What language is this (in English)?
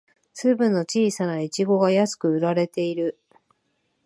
Japanese